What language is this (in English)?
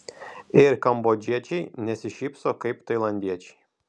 Lithuanian